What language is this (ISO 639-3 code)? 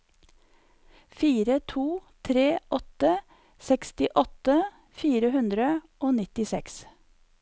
nor